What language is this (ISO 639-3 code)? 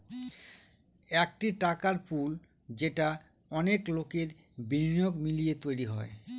ben